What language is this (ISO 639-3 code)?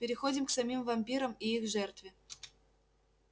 rus